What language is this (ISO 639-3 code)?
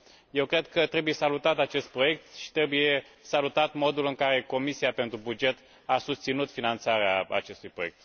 ron